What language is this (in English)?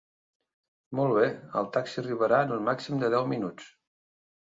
Catalan